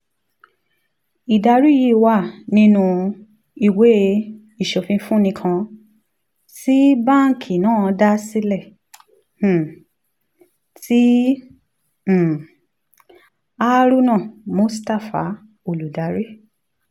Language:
Yoruba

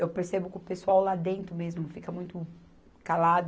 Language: Portuguese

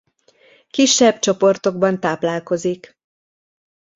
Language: Hungarian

